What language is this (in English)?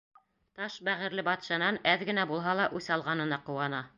Bashkir